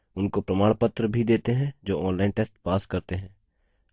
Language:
Hindi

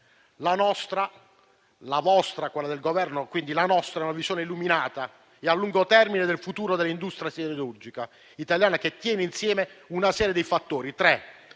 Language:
Italian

